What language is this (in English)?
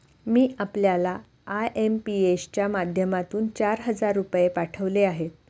Marathi